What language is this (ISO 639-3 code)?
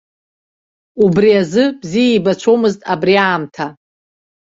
abk